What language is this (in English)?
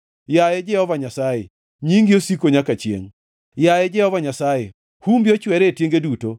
Luo (Kenya and Tanzania)